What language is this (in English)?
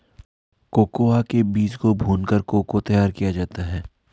Hindi